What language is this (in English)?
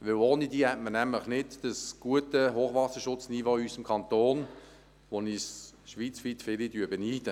Swiss German